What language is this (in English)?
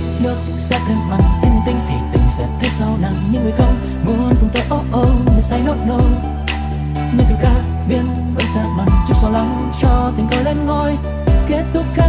Vietnamese